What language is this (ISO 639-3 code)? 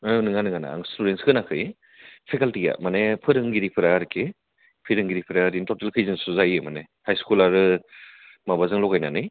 brx